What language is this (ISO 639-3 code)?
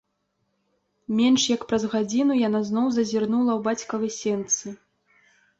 bel